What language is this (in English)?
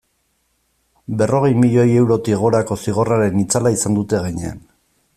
Basque